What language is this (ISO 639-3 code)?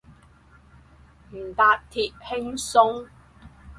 yue